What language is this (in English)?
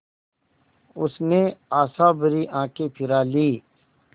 Hindi